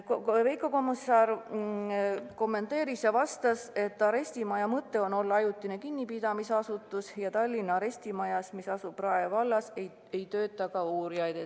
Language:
Estonian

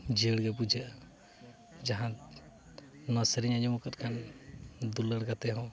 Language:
Santali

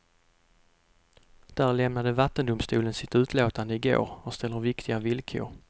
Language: Swedish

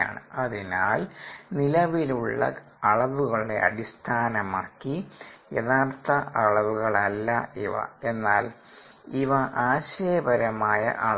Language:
Malayalam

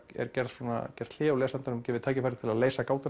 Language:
Icelandic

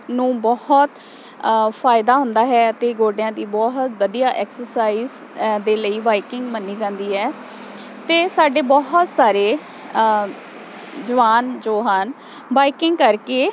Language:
Punjabi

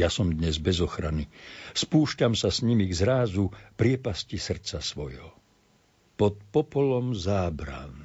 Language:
Slovak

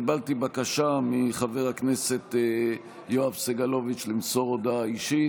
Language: Hebrew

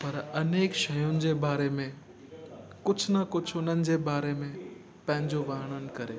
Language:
Sindhi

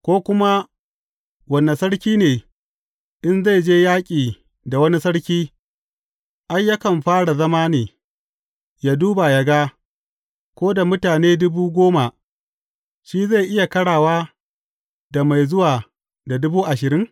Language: Hausa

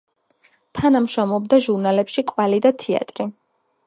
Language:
Georgian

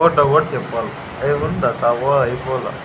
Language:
Telugu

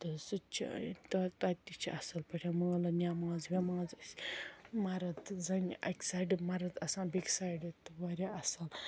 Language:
Kashmiri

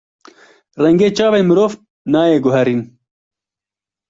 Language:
Kurdish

